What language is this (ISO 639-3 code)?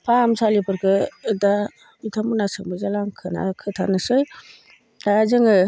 brx